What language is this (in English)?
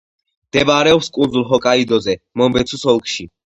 Georgian